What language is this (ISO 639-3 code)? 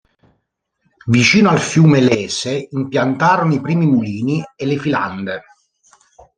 ita